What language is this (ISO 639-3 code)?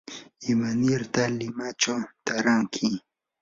qur